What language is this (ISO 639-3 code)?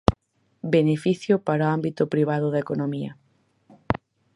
glg